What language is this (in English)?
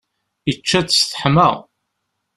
Kabyle